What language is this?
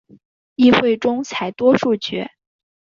Chinese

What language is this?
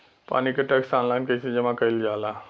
Bhojpuri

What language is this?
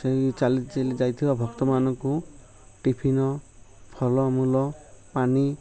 Odia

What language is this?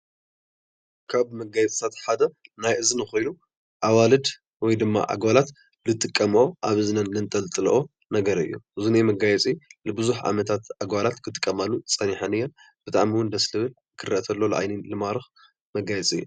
Tigrinya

